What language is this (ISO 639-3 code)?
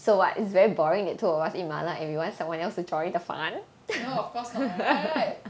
eng